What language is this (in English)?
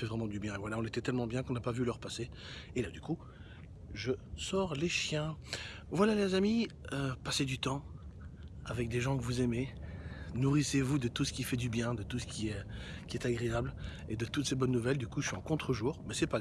French